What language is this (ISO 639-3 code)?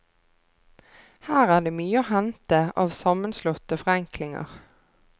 nor